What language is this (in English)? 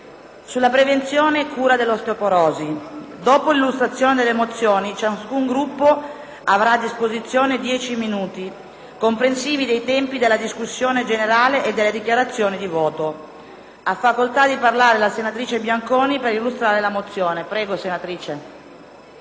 Italian